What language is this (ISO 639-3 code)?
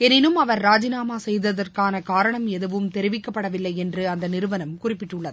tam